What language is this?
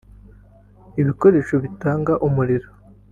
Kinyarwanda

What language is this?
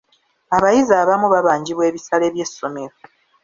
Ganda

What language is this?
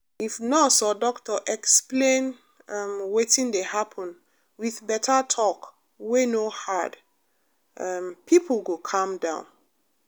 Nigerian Pidgin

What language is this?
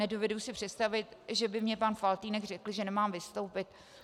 Czech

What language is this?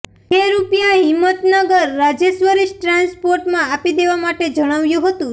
Gujarati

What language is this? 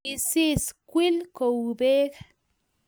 Kalenjin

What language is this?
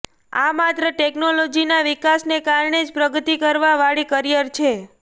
Gujarati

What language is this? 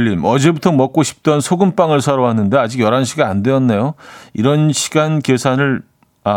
Korean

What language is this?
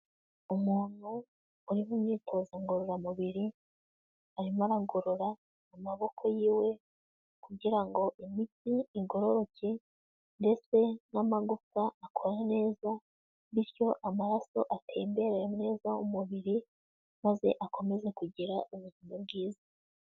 Kinyarwanda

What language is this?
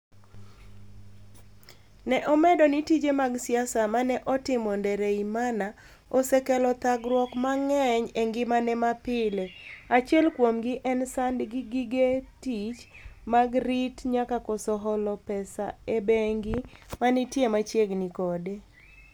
Luo (Kenya and Tanzania)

